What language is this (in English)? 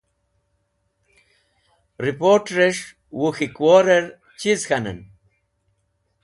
Wakhi